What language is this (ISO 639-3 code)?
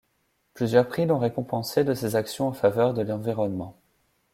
fra